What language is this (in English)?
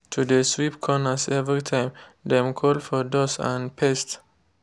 Nigerian Pidgin